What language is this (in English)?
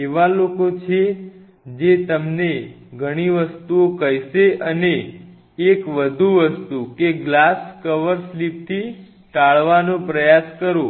Gujarati